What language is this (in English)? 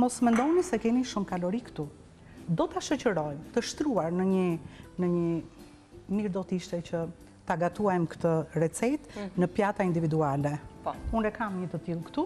Romanian